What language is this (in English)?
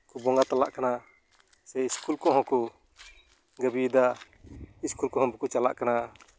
Santali